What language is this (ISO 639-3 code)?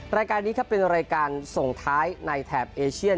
tha